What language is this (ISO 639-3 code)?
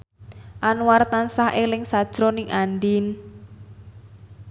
jav